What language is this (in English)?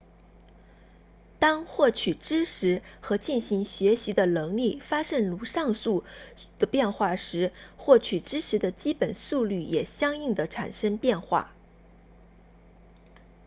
Chinese